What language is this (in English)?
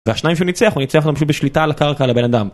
Hebrew